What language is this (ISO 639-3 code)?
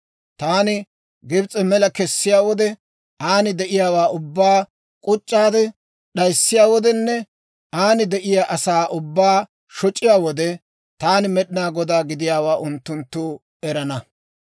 dwr